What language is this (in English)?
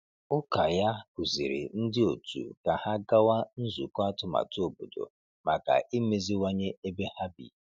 Igbo